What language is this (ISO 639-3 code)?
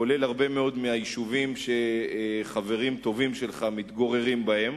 heb